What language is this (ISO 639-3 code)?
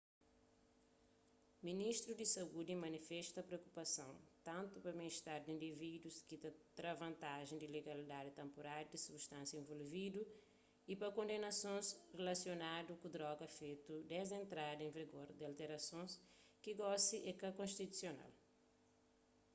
kea